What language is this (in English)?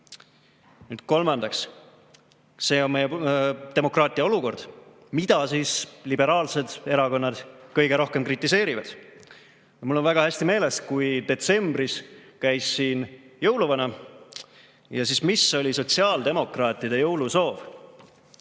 Estonian